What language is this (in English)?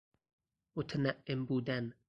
Persian